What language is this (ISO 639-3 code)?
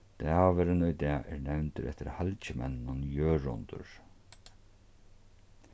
fao